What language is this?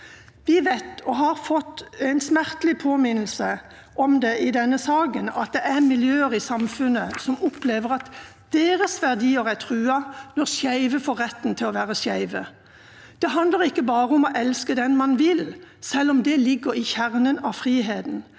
Norwegian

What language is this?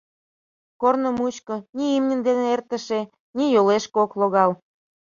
Mari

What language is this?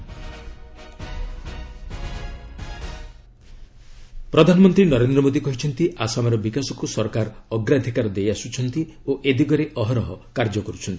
Odia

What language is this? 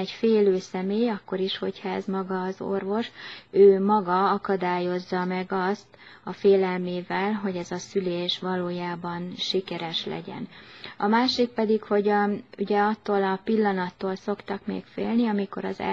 Hungarian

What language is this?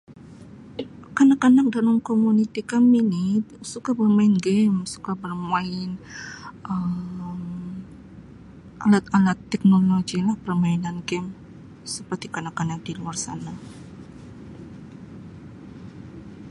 Sabah Malay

